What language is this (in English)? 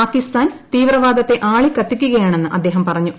Malayalam